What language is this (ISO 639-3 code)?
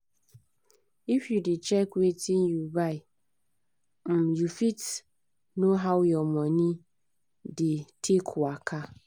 pcm